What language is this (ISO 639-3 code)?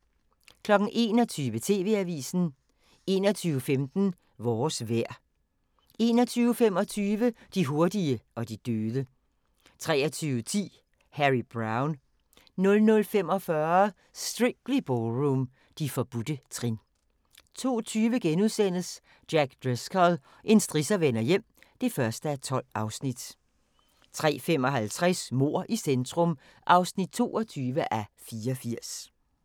dan